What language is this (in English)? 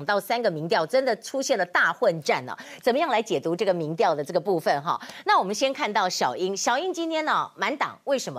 Chinese